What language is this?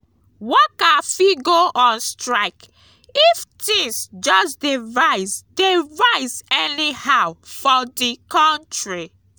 Nigerian Pidgin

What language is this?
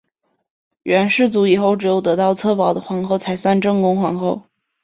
Chinese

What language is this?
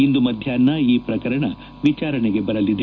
Kannada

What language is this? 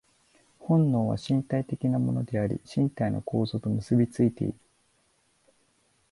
Japanese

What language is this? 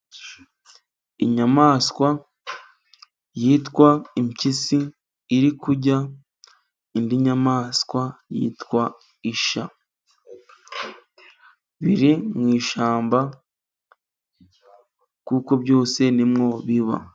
Kinyarwanda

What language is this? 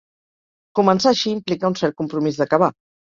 Catalan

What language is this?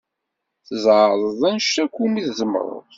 Kabyle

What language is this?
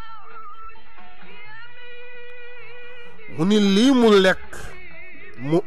Arabic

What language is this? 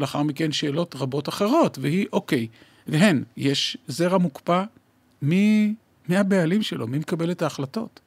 Hebrew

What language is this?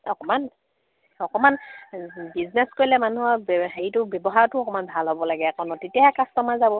Assamese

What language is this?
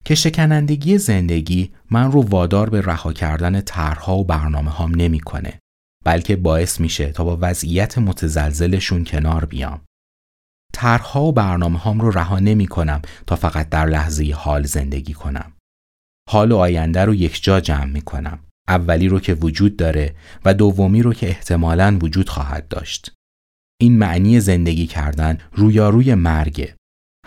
Persian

